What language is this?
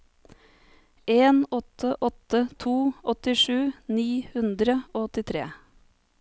Norwegian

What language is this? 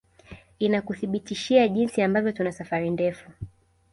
Swahili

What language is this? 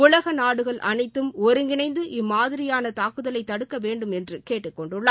Tamil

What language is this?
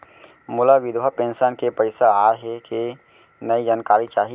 Chhattisgarhi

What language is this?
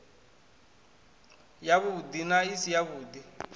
Venda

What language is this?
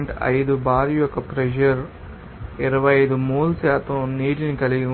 Telugu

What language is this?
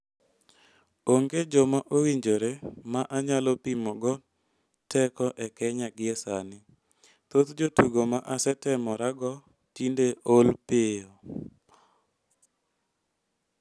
Luo (Kenya and Tanzania)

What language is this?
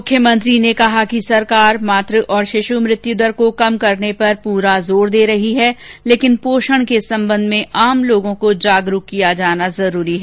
Hindi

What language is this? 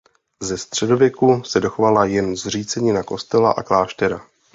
Czech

